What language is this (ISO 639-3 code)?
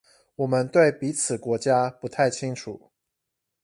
zho